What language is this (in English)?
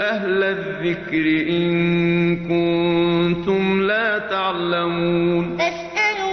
Arabic